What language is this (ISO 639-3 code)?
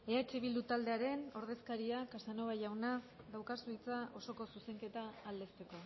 eus